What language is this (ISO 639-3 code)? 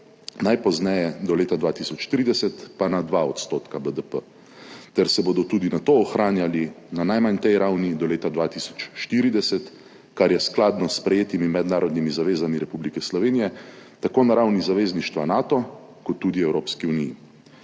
slv